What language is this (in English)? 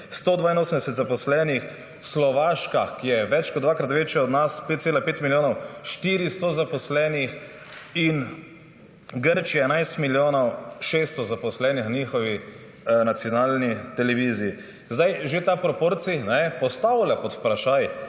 Slovenian